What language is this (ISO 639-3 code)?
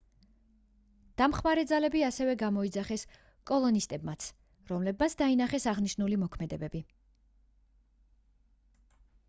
kat